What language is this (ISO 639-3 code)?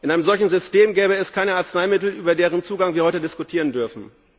deu